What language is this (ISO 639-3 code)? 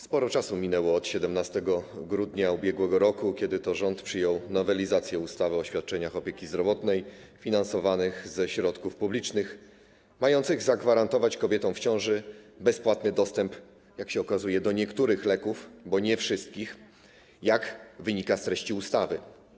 pol